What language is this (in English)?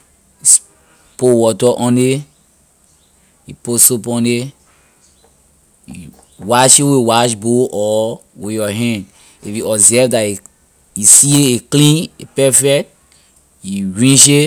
Liberian English